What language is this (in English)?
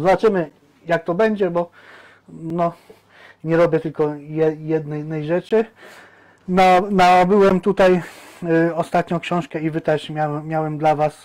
Polish